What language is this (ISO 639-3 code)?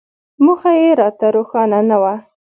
pus